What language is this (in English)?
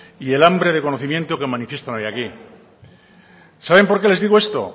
Spanish